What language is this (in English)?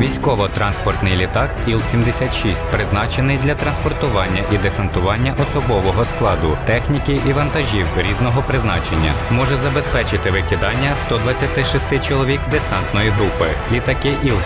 Ukrainian